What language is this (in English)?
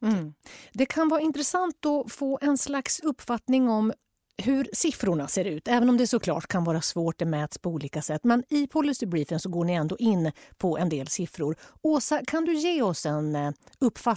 Swedish